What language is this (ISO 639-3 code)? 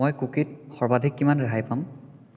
asm